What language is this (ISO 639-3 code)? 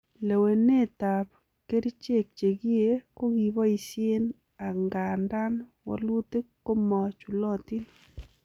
kln